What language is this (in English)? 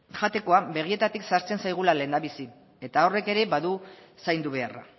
Basque